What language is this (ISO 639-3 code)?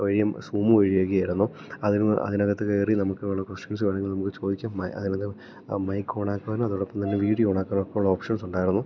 mal